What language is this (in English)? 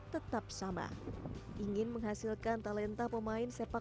Indonesian